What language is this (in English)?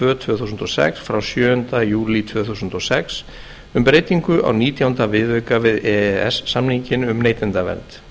Icelandic